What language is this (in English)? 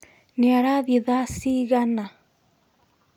Kikuyu